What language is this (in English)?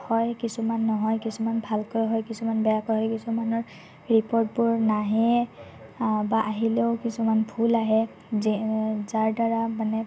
Assamese